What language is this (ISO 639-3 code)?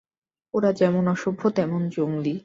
ben